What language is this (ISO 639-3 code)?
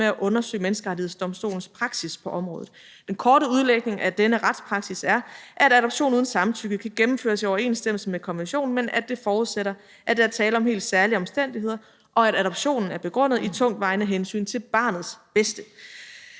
dan